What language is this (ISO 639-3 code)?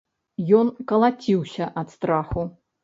bel